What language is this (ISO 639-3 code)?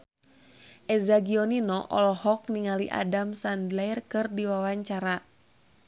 sun